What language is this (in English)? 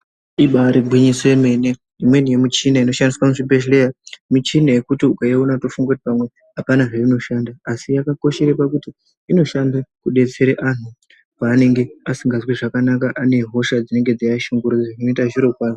Ndau